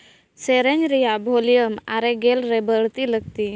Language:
Santali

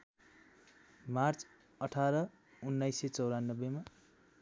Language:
Nepali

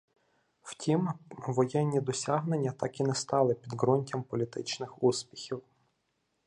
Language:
Ukrainian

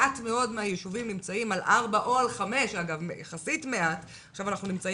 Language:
Hebrew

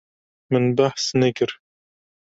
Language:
Kurdish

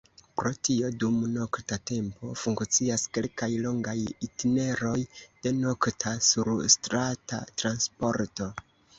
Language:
Esperanto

